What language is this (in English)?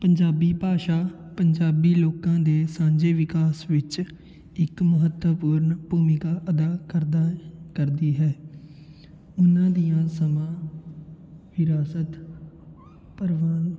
Punjabi